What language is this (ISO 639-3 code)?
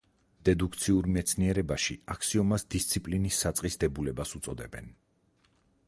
kat